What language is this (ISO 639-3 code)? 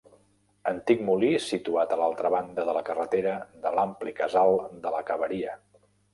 cat